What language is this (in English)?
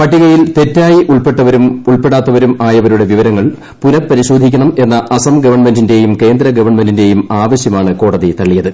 Malayalam